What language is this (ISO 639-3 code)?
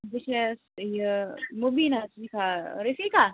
kas